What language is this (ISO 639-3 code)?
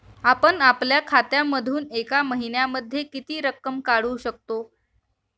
mar